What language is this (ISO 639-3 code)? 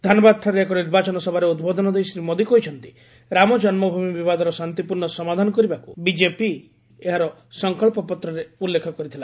ori